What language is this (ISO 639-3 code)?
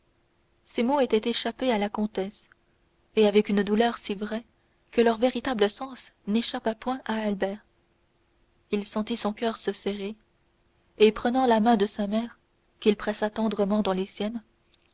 fra